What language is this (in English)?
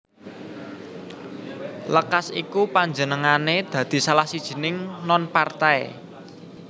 Javanese